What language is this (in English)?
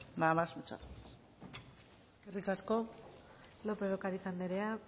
Basque